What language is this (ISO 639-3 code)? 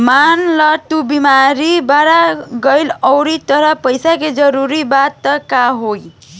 bho